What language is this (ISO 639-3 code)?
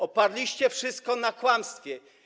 pol